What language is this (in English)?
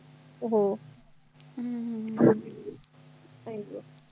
Marathi